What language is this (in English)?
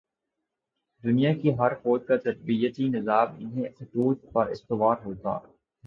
Urdu